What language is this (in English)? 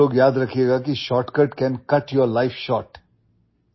Odia